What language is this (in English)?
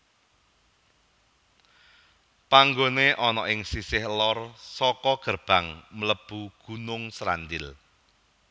Javanese